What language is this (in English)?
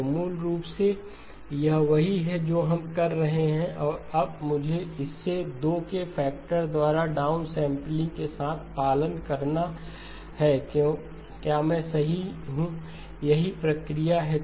Hindi